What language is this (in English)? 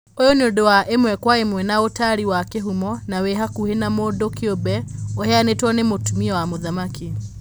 Kikuyu